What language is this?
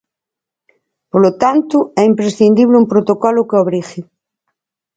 Galician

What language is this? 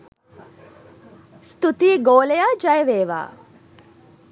Sinhala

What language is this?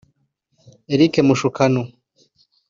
Kinyarwanda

